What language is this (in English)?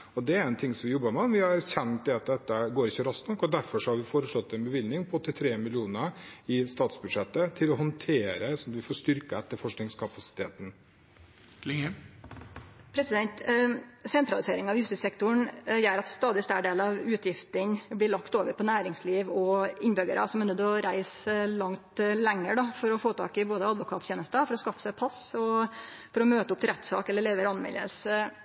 Norwegian Nynorsk